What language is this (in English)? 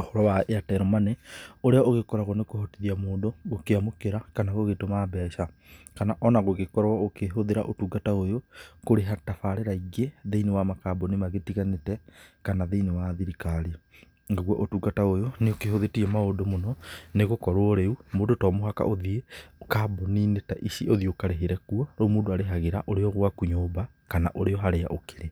Kikuyu